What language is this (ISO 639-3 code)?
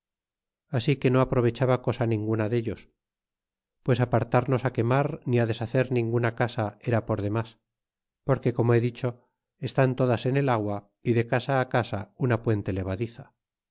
spa